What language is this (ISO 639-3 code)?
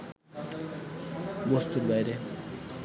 ben